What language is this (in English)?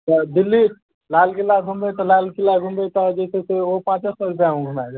Maithili